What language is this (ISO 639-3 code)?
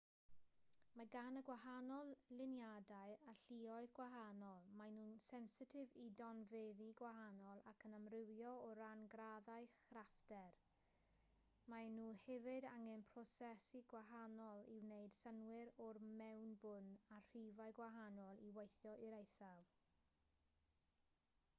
cym